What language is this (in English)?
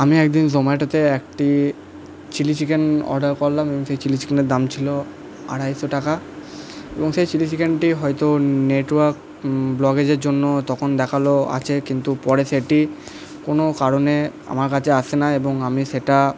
Bangla